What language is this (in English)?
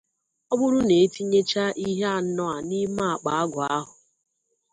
Igbo